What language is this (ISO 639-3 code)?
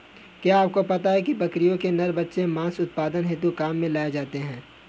hin